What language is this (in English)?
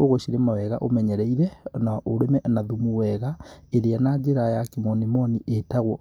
Kikuyu